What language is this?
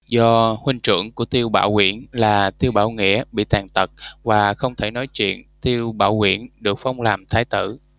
Vietnamese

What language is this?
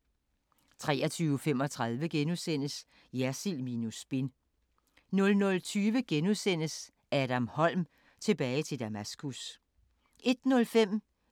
Danish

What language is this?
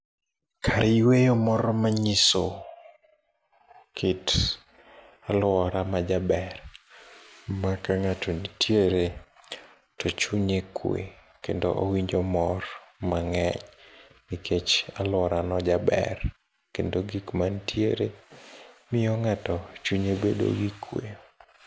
Luo (Kenya and Tanzania)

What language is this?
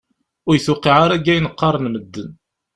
Kabyle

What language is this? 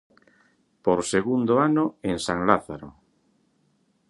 Galician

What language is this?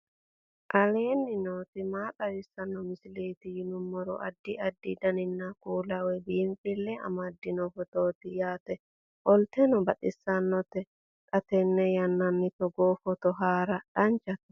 Sidamo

